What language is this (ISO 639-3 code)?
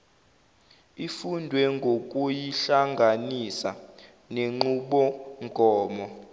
zul